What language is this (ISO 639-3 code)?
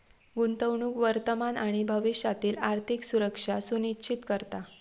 mar